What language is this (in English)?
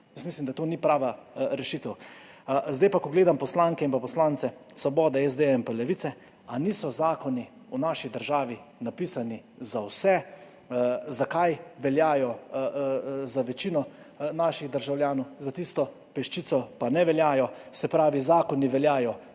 Slovenian